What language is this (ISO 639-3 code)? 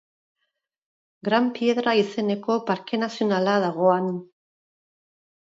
eus